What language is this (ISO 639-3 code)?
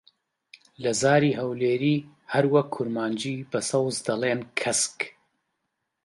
ckb